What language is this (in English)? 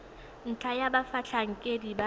Tswana